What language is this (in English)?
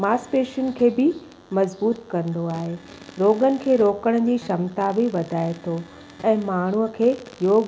Sindhi